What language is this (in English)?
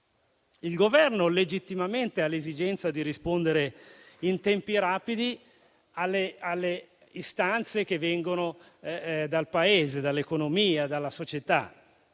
Italian